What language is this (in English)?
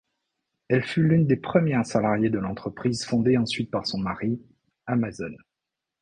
French